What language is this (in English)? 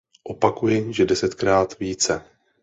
Czech